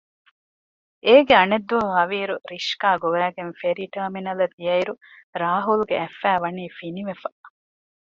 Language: Divehi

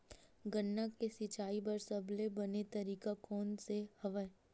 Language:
Chhattisgarhi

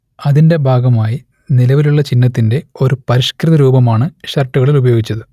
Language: Malayalam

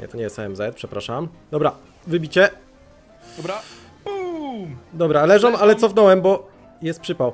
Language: Polish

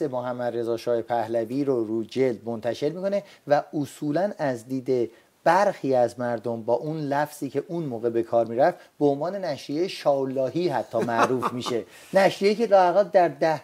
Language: Persian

